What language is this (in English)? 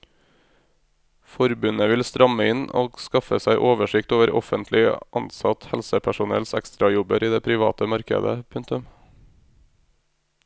Norwegian